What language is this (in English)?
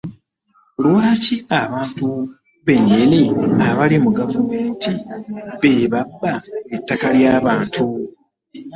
Ganda